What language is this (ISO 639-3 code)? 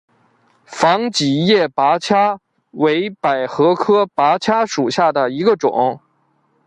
zho